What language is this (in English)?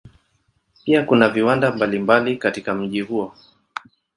Swahili